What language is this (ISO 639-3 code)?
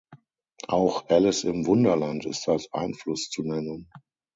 deu